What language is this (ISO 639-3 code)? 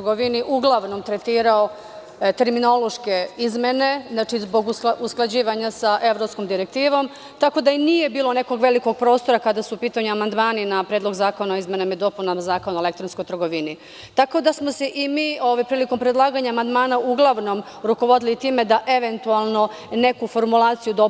srp